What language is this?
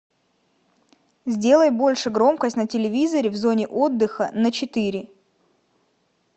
Russian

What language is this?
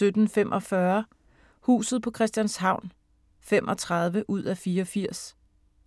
Danish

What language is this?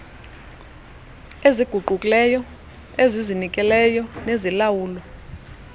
Xhosa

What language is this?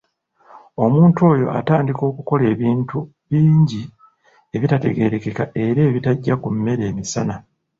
Ganda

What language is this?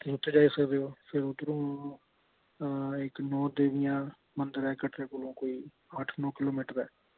Dogri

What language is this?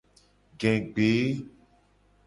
Gen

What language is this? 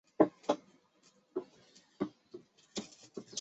Chinese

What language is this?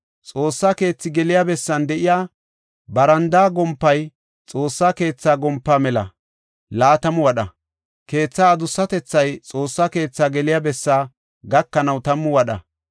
Gofa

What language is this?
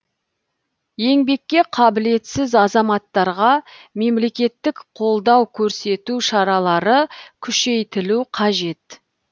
Kazakh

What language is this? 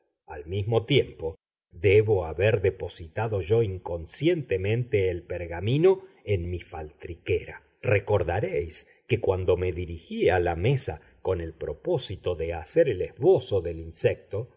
Spanish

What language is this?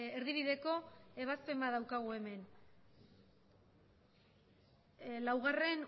Basque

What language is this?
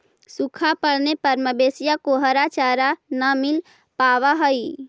Magahi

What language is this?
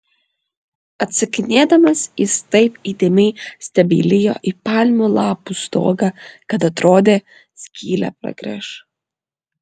Lithuanian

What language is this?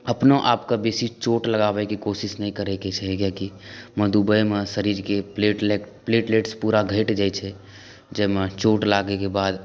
Maithili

